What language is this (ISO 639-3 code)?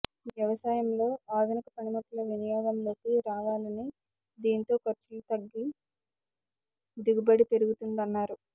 tel